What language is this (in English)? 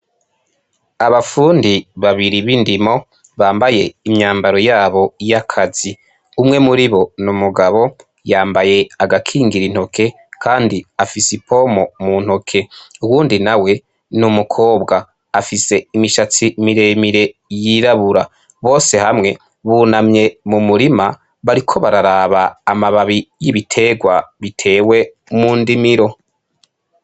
Rundi